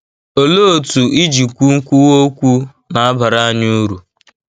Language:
Igbo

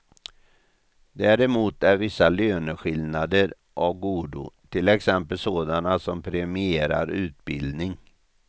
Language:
Swedish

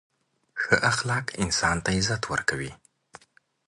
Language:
Pashto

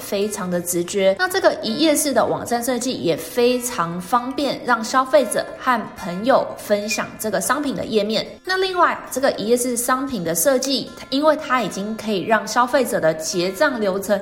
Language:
Chinese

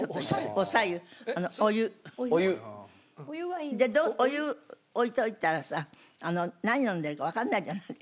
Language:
Japanese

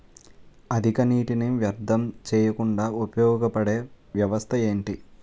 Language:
Telugu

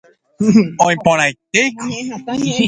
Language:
Guarani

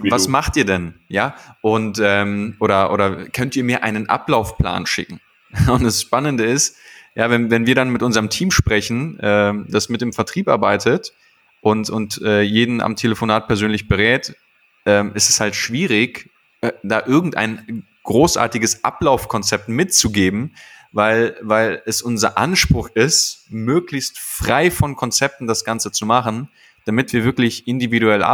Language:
German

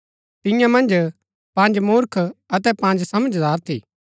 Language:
Gaddi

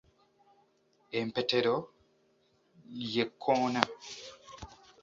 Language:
Ganda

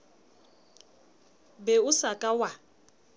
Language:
Southern Sotho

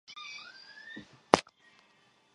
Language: Chinese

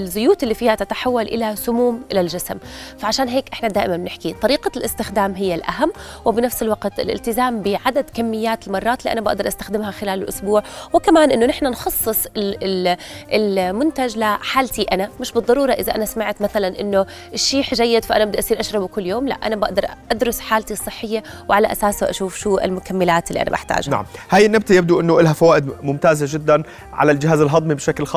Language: Arabic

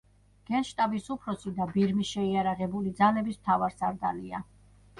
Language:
Georgian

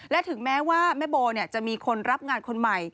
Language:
Thai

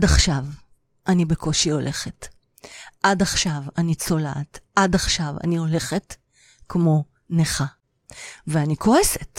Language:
Hebrew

